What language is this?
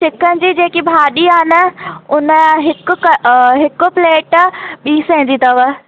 Sindhi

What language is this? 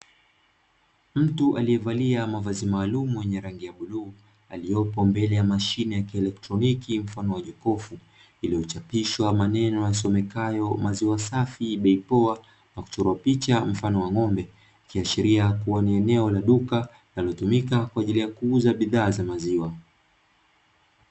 Swahili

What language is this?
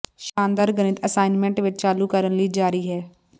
Punjabi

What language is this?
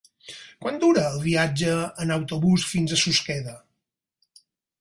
Catalan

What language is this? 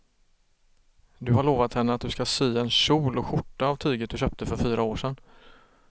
Swedish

